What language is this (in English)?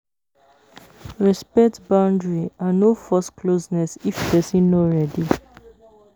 Nigerian Pidgin